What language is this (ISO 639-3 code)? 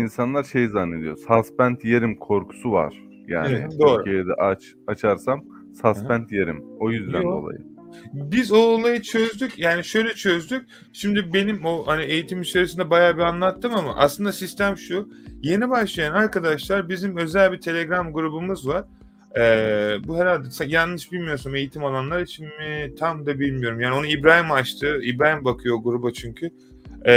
tur